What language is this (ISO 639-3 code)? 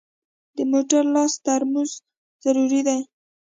pus